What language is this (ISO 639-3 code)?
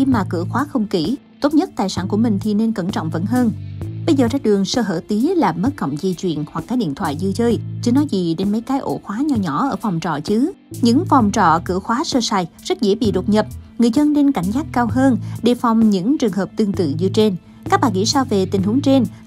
vie